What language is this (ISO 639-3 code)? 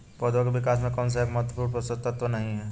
hin